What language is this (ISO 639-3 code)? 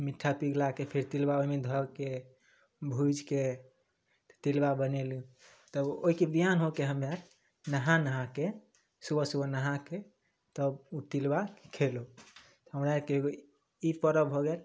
mai